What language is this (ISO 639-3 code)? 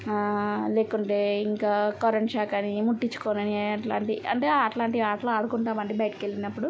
tel